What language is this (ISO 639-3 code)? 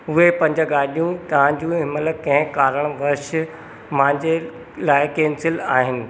snd